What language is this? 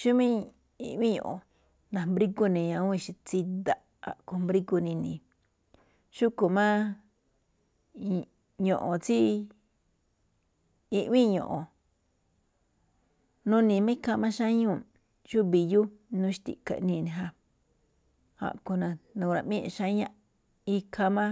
Malinaltepec Me'phaa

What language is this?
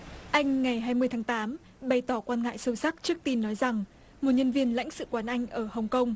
Vietnamese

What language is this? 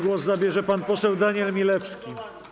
Polish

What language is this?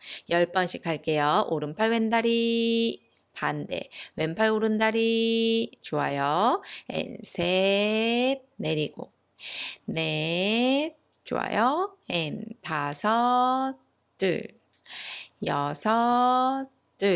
Korean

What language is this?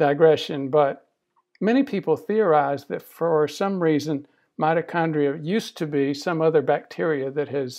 English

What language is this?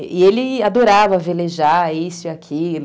Portuguese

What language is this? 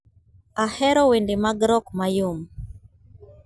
Luo (Kenya and Tanzania)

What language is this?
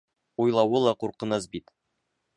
Bashkir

